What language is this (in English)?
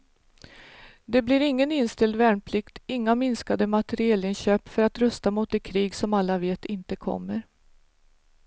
Swedish